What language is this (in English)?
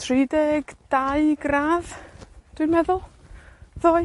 Welsh